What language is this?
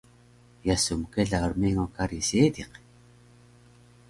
Taroko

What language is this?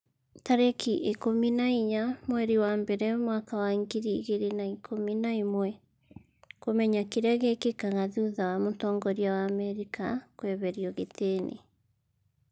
Kikuyu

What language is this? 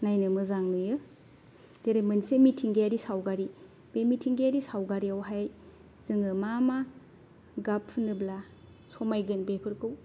Bodo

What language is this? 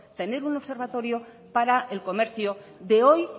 Spanish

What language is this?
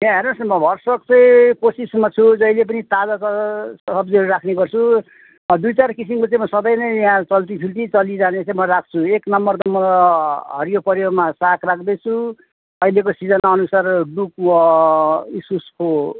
Nepali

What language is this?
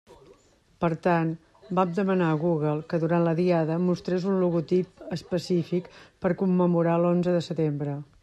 Catalan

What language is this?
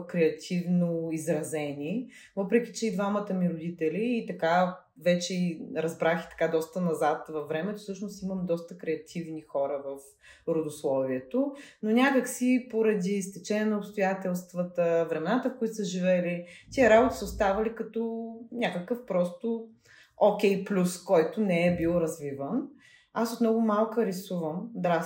Bulgarian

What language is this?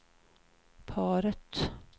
Swedish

